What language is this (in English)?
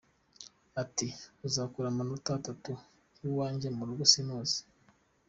Kinyarwanda